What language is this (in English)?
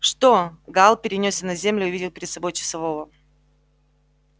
Russian